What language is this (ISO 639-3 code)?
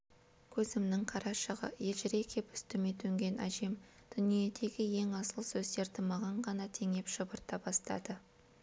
kaz